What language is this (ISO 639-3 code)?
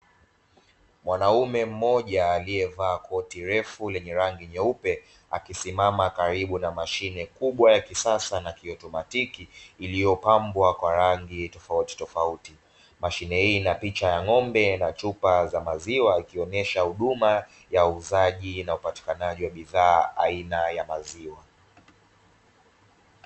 swa